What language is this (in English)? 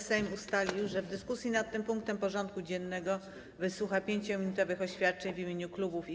Polish